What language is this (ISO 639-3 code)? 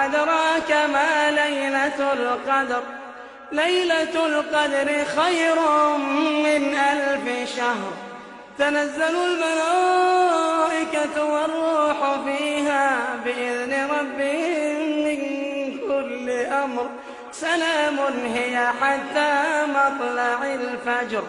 ara